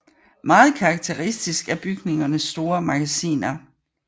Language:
Danish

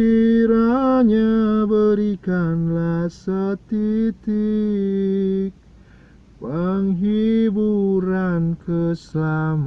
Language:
Indonesian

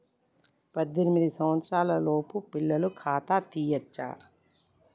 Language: Telugu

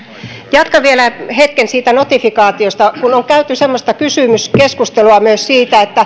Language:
Finnish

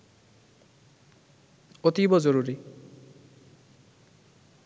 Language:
Bangla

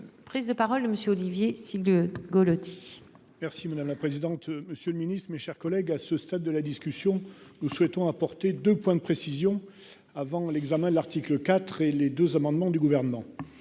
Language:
French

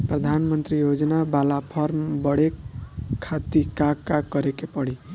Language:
Bhojpuri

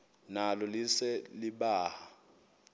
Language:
Xhosa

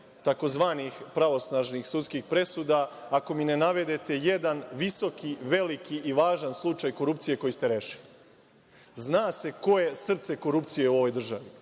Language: Serbian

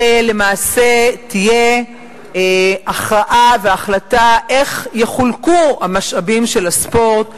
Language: Hebrew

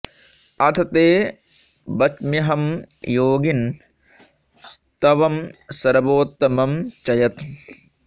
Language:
Sanskrit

